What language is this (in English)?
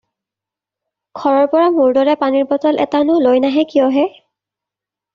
Assamese